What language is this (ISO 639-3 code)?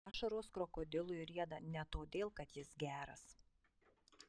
lit